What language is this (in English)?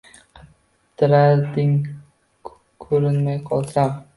Uzbek